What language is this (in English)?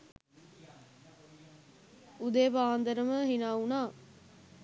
Sinhala